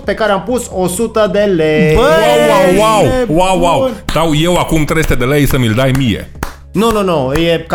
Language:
Romanian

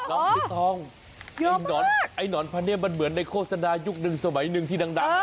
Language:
Thai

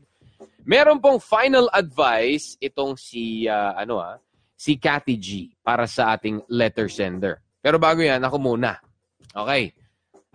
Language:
Filipino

